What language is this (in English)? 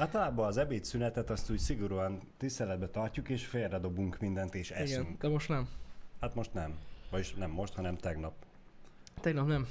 Hungarian